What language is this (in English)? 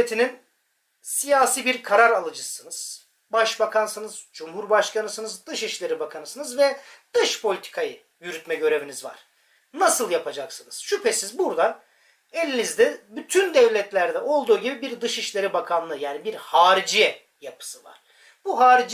Turkish